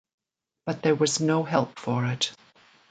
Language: English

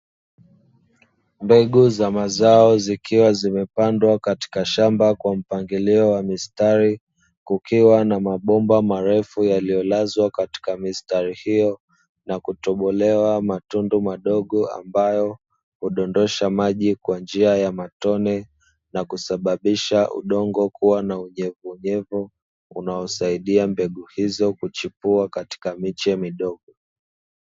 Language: Swahili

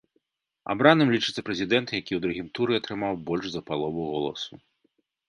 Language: Belarusian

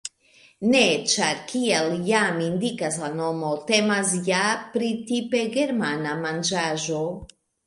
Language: Esperanto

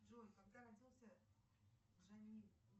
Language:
Russian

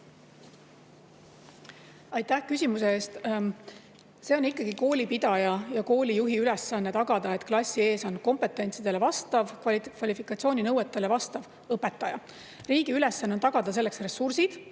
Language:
Estonian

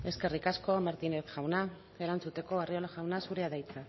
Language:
Basque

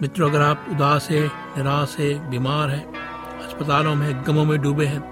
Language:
Hindi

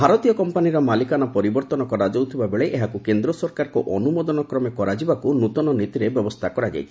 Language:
Odia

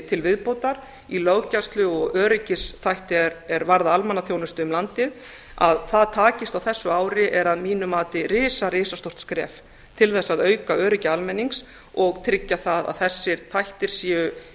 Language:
Icelandic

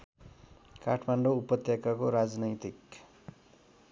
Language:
Nepali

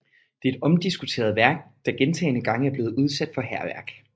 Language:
Danish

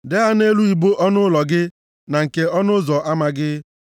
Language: Igbo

